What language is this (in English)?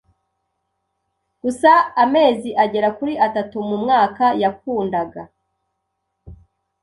Kinyarwanda